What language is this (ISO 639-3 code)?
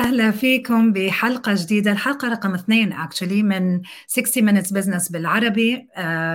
ara